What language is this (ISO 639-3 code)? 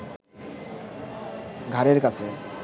ben